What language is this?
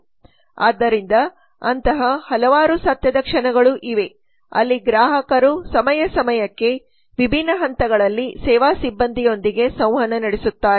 Kannada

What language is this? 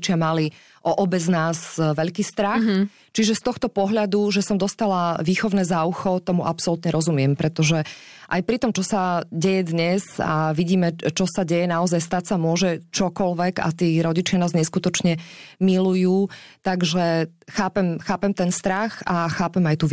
Slovak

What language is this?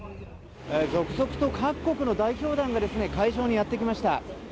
Japanese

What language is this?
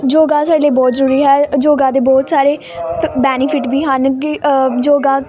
Punjabi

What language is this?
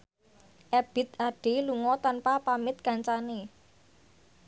Javanese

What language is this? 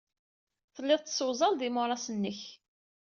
Kabyle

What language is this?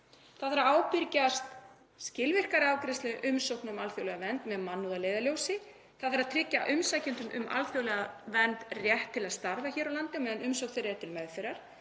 Icelandic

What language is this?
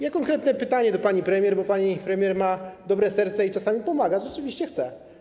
Polish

